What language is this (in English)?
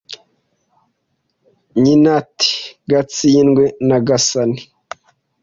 Kinyarwanda